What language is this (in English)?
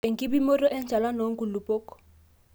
Masai